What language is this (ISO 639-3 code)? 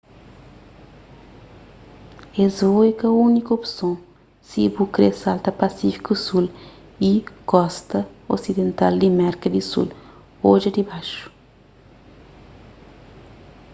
kea